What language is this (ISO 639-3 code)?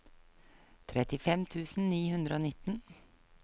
nor